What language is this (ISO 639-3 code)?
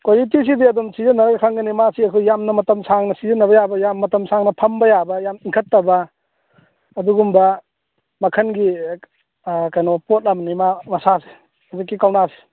mni